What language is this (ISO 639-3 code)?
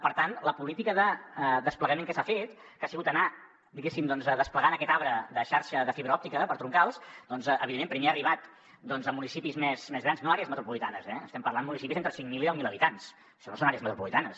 cat